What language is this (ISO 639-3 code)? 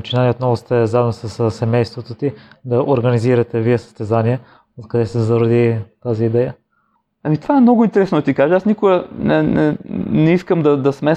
bul